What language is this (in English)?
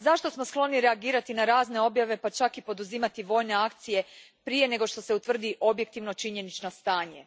Croatian